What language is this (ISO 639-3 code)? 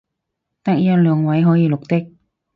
yue